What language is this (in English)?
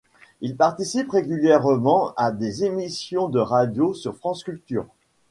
French